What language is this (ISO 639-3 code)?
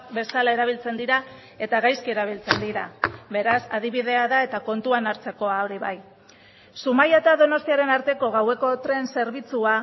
eus